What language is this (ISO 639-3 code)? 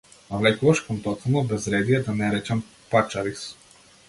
mkd